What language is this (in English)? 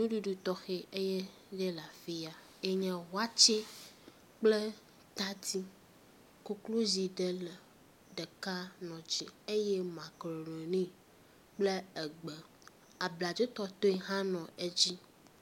Ewe